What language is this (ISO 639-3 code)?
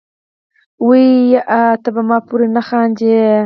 pus